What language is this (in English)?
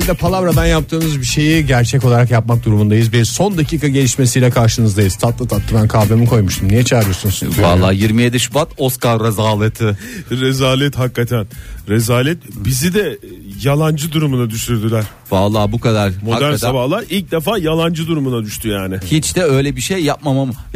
Turkish